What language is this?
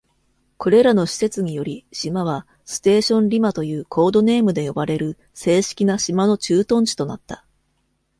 Japanese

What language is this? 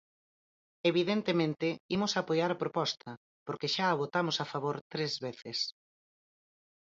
Galician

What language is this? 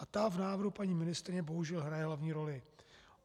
Czech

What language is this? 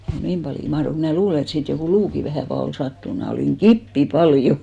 Finnish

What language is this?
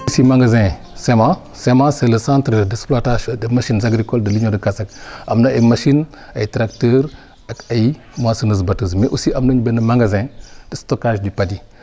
Wolof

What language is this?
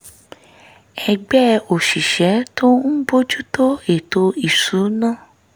Yoruba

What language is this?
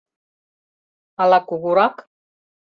Mari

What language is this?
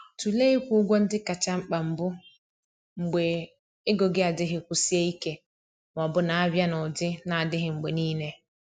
Igbo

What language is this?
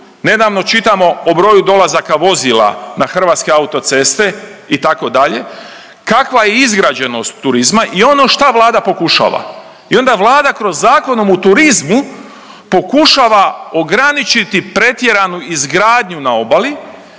Croatian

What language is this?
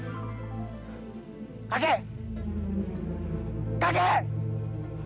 Indonesian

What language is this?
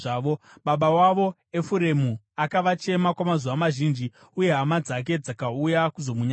Shona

